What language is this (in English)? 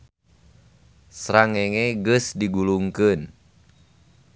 Sundanese